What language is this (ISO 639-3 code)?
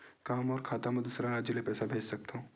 hne